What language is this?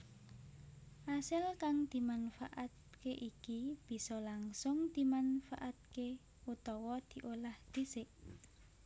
Javanese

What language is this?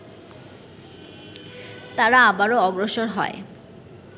Bangla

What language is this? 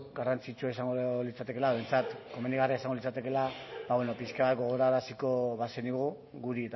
Basque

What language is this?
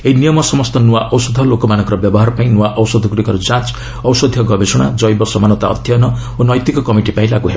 Odia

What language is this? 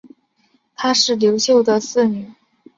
Chinese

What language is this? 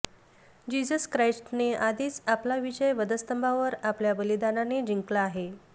Marathi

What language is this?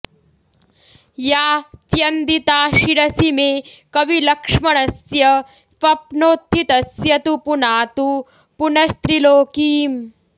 Sanskrit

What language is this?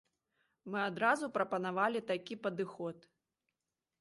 Belarusian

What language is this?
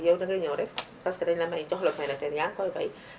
Wolof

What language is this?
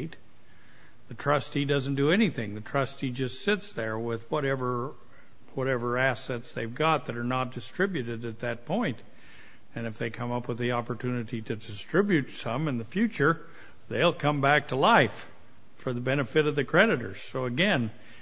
English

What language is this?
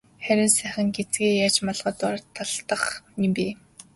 Mongolian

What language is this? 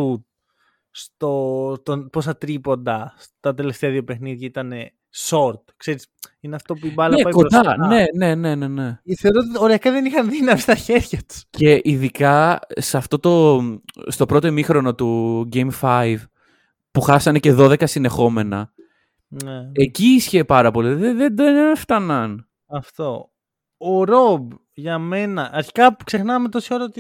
Greek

